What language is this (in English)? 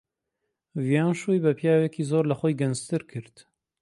Central Kurdish